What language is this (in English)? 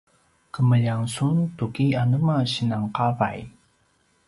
Paiwan